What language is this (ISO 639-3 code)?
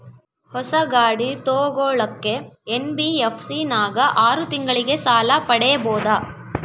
kan